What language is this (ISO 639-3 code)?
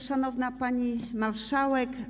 pol